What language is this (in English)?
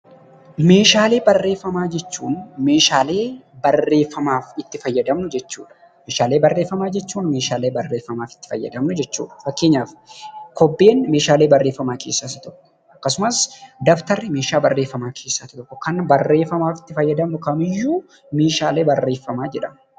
Oromo